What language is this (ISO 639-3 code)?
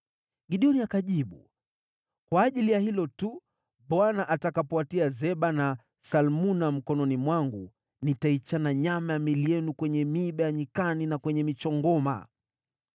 swa